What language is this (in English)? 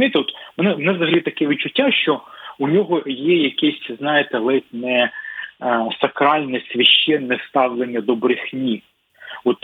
Ukrainian